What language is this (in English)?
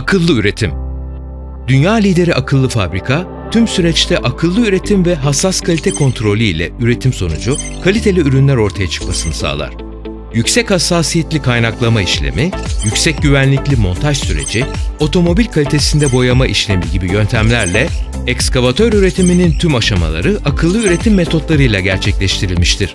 Turkish